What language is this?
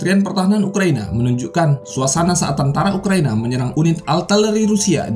Indonesian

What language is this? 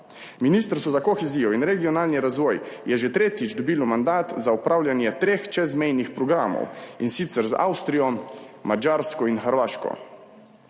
Slovenian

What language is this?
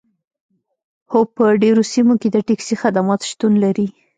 Pashto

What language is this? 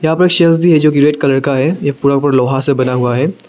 Hindi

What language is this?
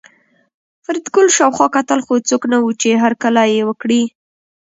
Pashto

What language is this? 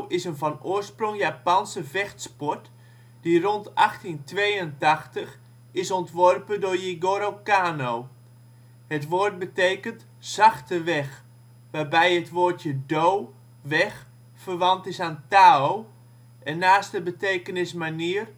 Dutch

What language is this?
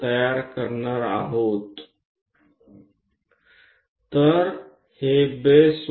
Gujarati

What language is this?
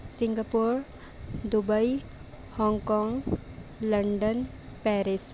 Urdu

